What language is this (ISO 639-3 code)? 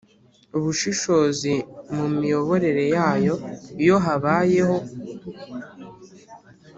kin